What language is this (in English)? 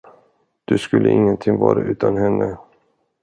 Swedish